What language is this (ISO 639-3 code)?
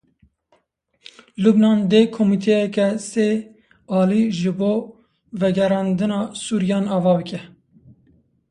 kur